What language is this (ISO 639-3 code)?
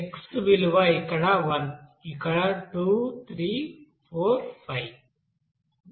tel